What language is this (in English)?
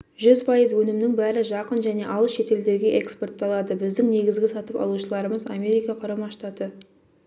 Kazakh